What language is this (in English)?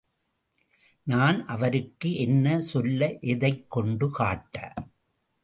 Tamil